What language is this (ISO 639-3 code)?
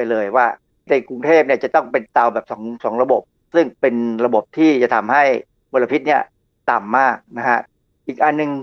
tha